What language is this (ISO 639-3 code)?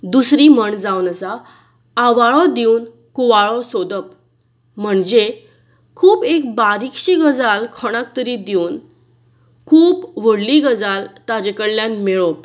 kok